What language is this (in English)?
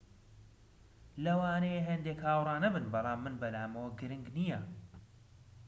Central Kurdish